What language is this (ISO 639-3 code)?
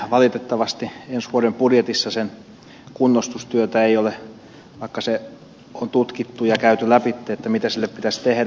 fin